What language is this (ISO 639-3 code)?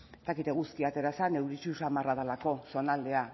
eus